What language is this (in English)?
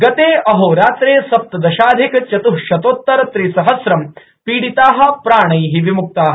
Sanskrit